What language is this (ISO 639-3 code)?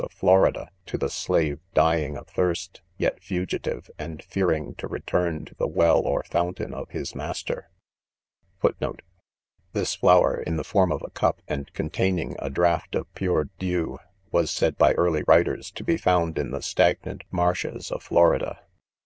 eng